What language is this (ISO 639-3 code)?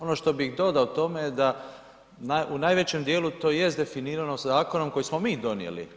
hrv